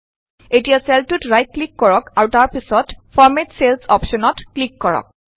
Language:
Assamese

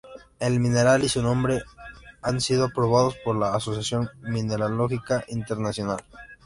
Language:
Spanish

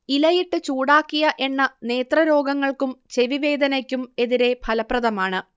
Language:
Malayalam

